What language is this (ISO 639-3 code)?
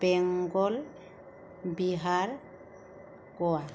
brx